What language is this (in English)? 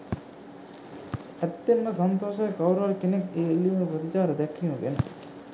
Sinhala